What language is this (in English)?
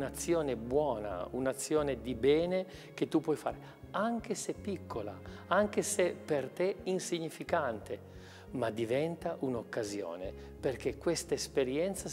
Italian